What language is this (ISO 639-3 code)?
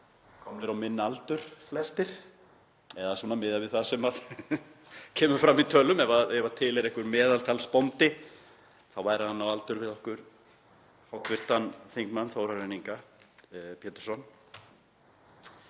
isl